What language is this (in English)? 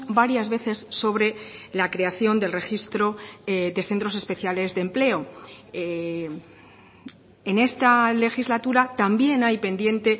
Spanish